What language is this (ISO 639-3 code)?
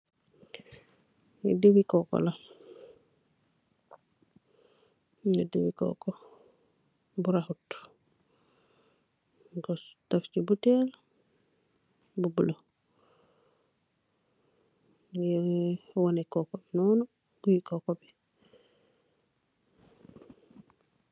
wol